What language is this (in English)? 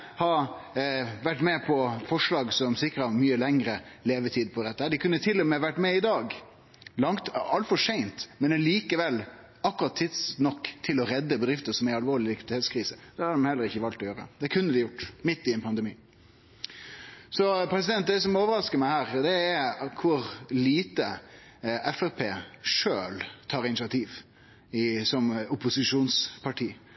Norwegian Nynorsk